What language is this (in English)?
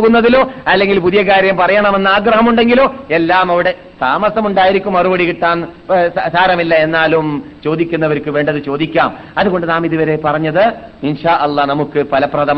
Malayalam